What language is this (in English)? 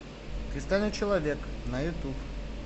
Russian